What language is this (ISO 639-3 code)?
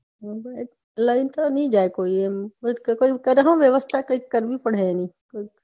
guj